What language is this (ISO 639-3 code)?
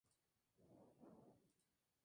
spa